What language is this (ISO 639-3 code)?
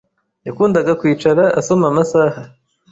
kin